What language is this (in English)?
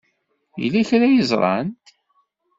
Kabyle